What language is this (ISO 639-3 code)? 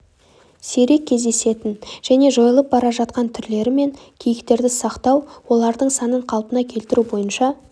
kaz